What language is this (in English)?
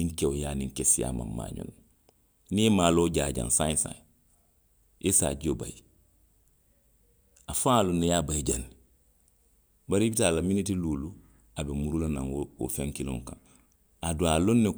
Western Maninkakan